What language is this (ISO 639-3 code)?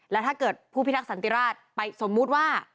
tha